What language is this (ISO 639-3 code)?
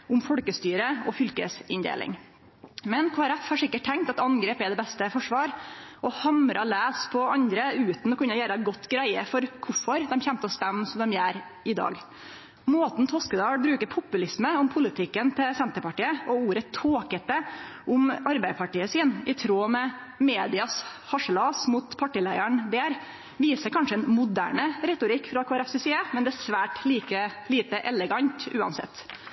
nno